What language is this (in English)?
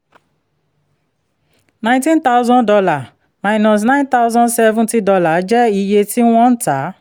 Yoruba